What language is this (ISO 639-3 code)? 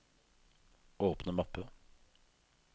nor